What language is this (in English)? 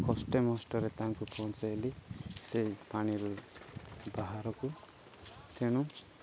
Odia